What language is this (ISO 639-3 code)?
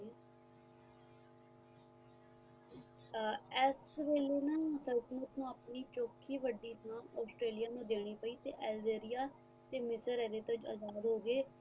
pan